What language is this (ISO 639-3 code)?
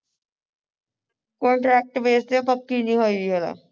pan